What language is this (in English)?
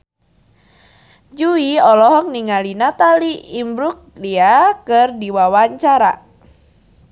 Sundanese